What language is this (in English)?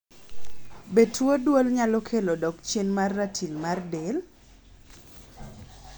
Luo (Kenya and Tanzania)